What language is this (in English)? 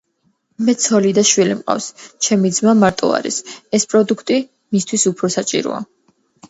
Georgian